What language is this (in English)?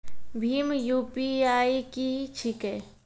Maithili